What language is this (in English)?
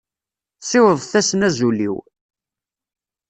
Kabyle